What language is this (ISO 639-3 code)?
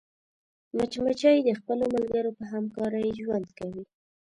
pus